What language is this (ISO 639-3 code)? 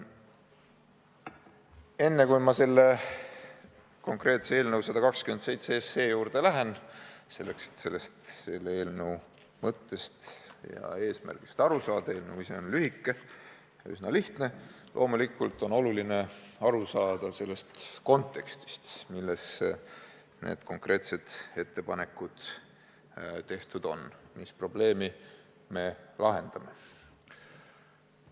est